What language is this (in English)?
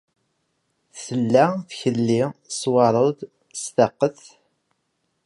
Kabyle